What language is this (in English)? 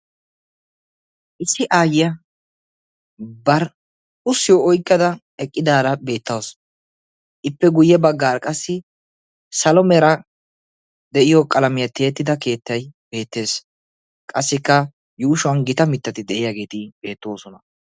Wolaytta